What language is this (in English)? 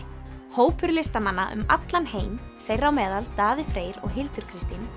Icelandic